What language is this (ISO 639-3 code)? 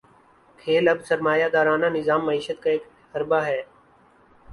urd